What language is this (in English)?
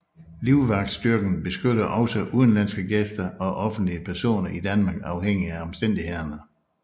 Danish